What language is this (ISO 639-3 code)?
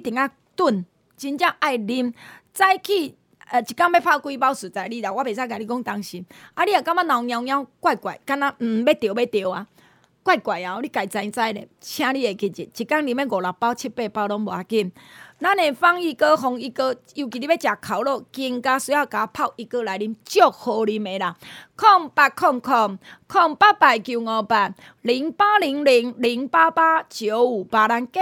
zho